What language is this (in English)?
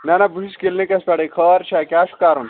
Kashmiri